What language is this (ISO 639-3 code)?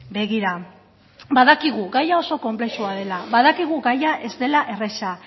eus